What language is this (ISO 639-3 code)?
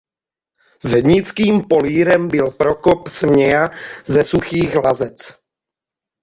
ces